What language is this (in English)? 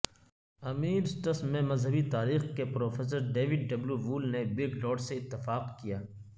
Urdu